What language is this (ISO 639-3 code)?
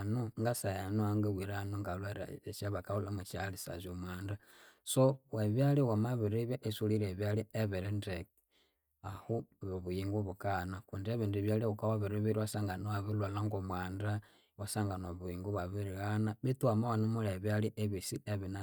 koo